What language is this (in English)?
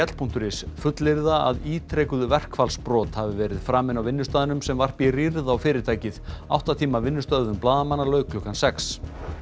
Icelandic